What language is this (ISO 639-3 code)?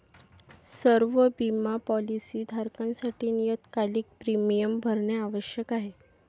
mar